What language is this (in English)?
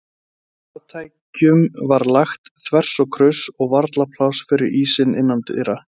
Icelandic